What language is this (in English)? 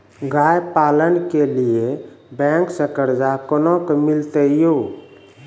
Maithili